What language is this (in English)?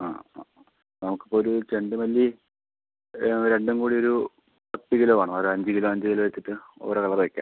Malayalam